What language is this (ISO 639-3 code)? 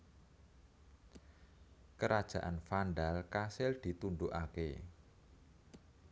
jav